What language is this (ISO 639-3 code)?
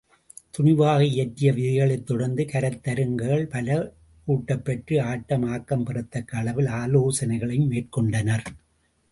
tam